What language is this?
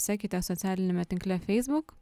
Lithuanian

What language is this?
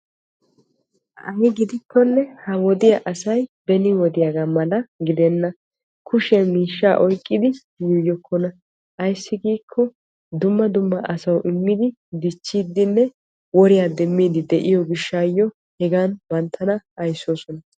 Wolaytta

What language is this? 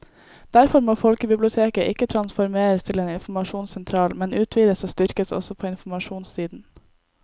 Norwegian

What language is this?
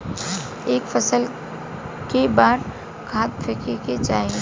Bhojpuri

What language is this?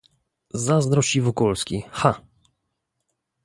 Polish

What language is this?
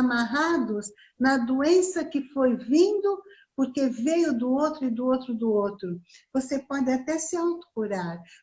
Portuguese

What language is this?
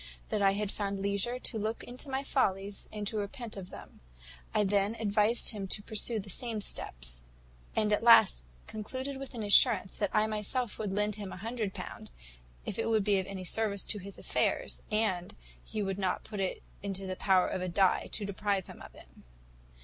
English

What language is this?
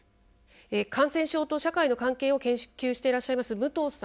Japanese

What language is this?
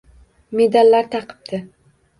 Uzbek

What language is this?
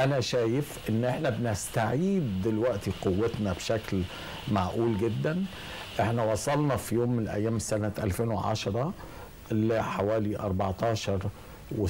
Arabic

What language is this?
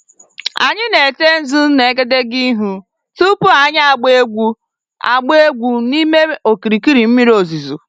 Igbo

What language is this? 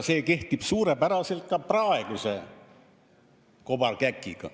Estonian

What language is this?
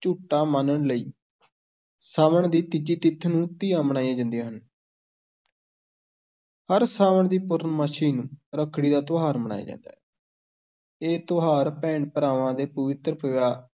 Punjabi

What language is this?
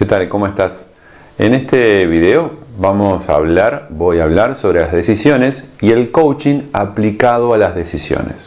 Spanish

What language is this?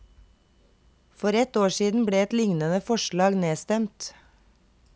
Norwegian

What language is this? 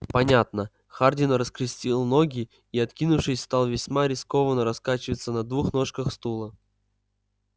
Russian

